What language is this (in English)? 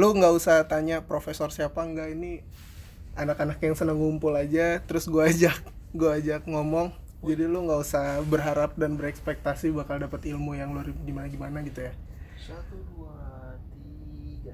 Indonesian